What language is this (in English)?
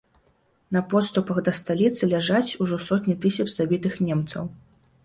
Belarusian